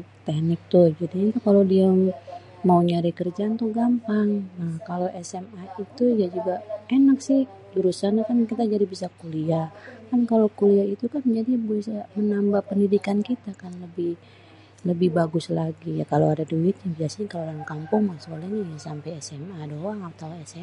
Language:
Betawi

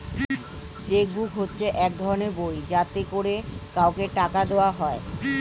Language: Bangla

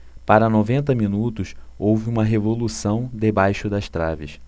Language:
Portuguese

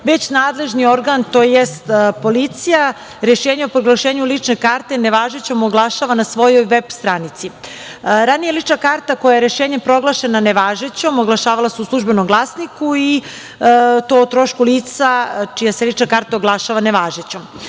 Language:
Serbian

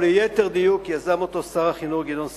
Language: Hebrew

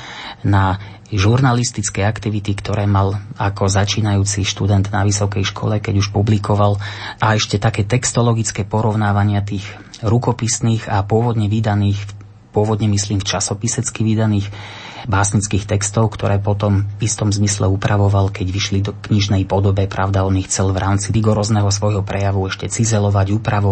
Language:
Slovak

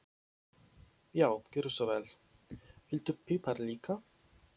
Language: Icelandic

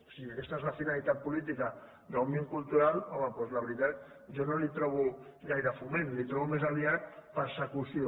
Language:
Catalan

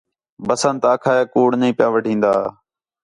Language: Khetrani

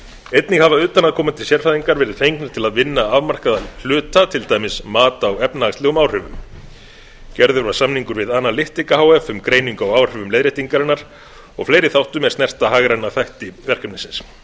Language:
Icelandic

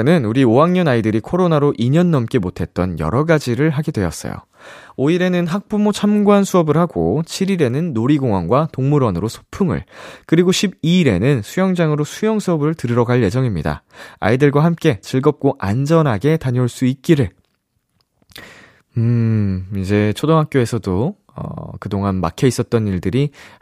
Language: Korean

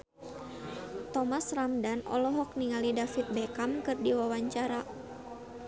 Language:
Sundanese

